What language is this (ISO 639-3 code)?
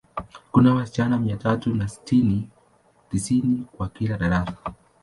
swa